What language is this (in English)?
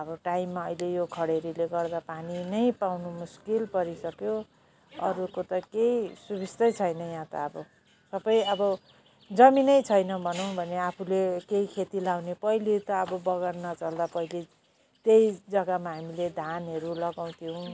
Nepali